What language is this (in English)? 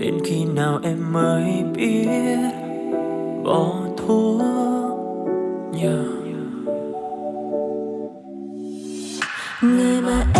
Vietnamese